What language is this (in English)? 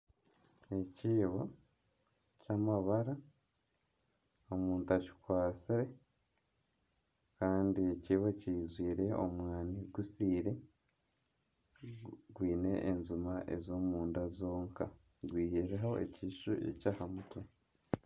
Nyankole